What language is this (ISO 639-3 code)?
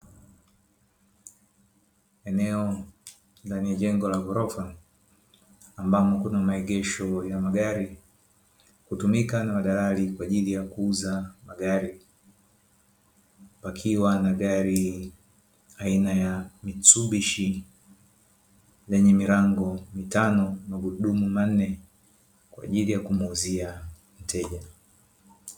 swa